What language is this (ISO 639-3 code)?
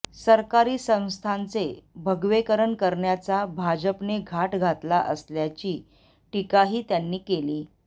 mar